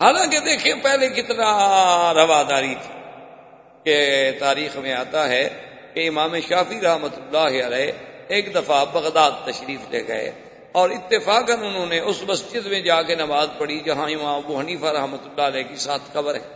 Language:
Urdu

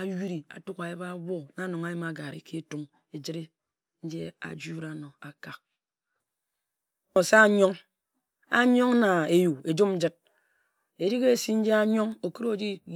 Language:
Ejagham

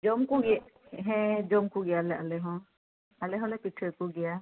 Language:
Santali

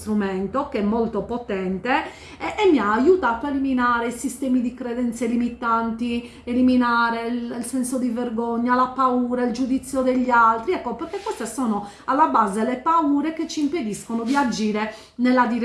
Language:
Italian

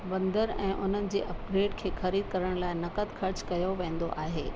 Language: Sindhi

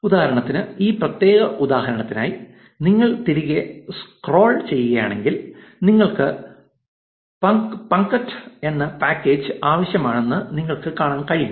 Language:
Malayalam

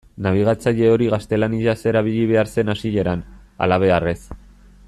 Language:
Basque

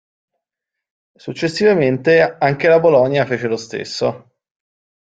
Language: Italian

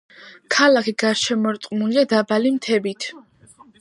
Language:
Georgian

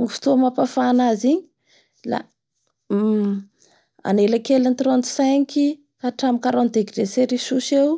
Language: Bara Malagasy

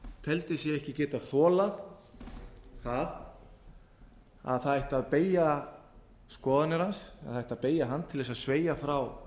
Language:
Icelandic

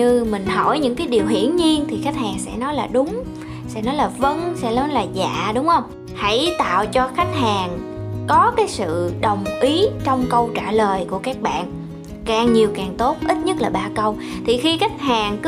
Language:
Vietnamese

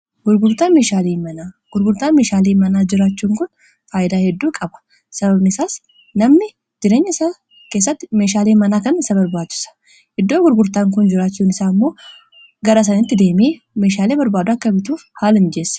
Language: Oromo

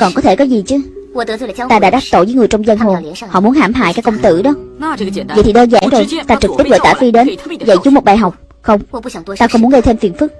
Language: Vietnamese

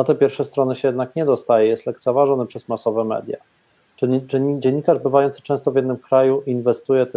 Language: Polish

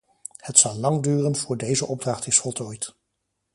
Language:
Dutch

